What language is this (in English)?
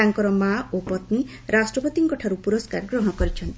Odia